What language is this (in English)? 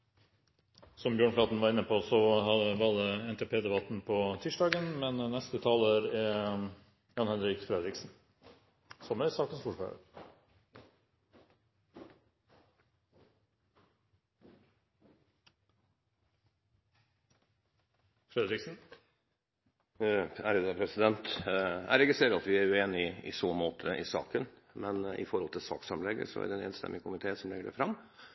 Norwegian